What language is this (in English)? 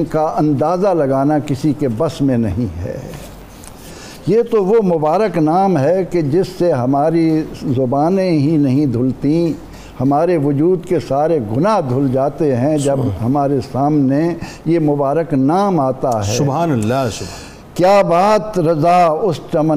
Urdu